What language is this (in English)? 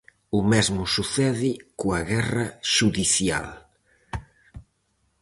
Galician